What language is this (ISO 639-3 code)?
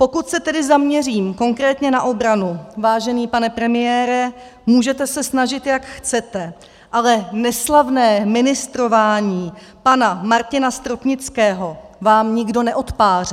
ces